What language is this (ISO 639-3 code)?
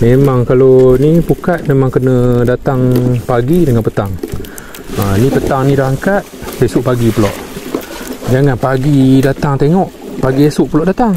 msa